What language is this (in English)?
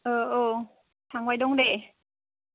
Bodo